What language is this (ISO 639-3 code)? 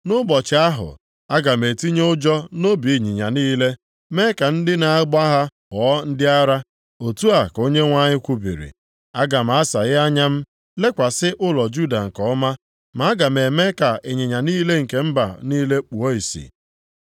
ibo